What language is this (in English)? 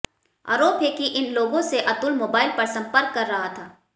Hindi